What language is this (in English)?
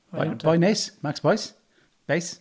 Welsh